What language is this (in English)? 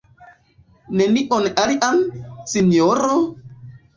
Esperanto